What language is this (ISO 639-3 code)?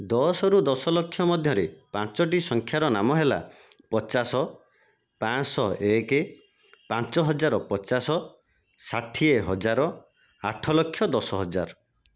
ori